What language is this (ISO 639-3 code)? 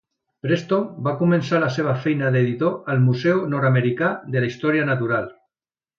cat